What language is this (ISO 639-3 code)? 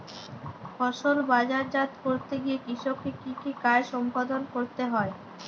ben